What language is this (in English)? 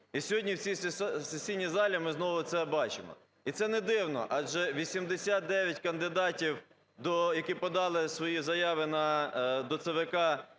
Ukrainian